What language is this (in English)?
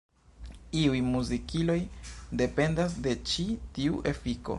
Esperanto